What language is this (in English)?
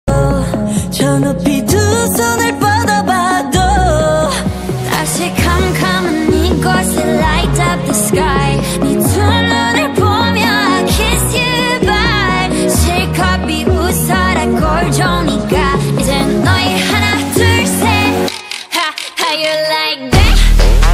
Polish